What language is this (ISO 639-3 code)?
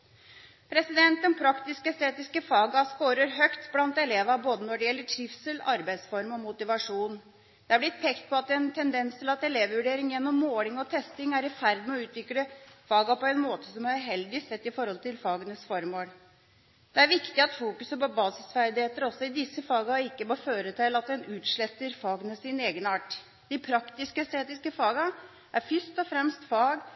nob